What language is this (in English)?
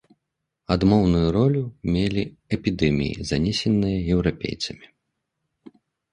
Belarusian